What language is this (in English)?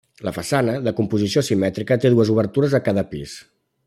Catalan